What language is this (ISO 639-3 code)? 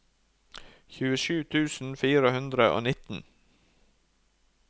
nor